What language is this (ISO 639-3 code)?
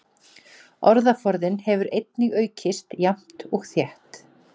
isl